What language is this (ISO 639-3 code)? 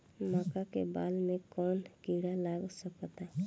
bho